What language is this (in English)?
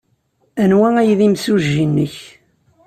Kabyle